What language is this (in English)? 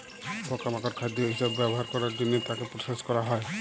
Bangla